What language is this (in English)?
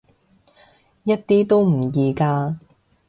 Cantonese